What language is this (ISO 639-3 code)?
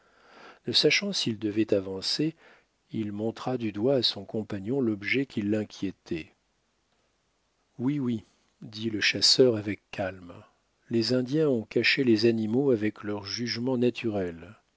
fra